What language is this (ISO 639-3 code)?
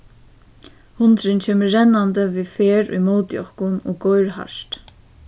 fao